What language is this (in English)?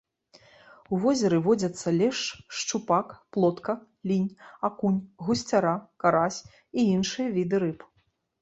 Belarusian